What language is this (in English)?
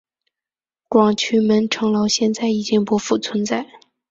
Chinese